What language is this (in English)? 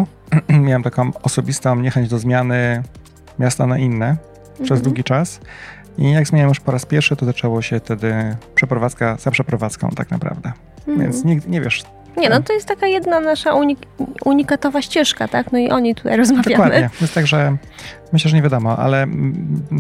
Polish